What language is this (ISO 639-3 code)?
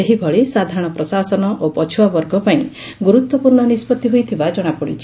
ori